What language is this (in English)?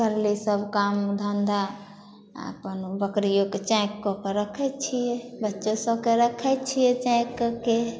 Maithili